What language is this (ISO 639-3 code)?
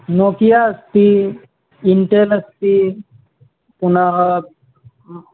san